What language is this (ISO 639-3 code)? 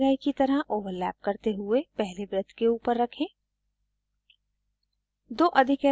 hin